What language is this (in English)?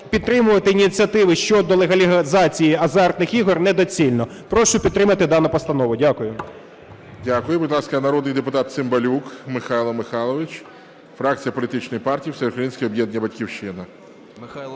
Ukrainian